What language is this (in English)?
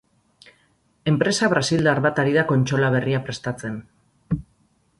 Basque